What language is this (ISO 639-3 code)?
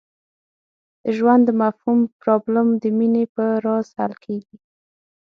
pus